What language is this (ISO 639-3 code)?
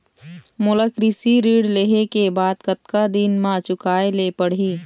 hne